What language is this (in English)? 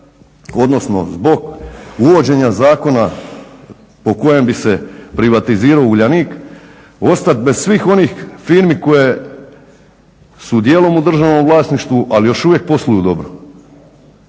Croatian